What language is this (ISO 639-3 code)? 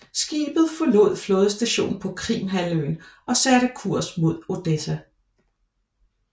dan